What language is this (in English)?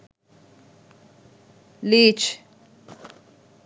Sinhala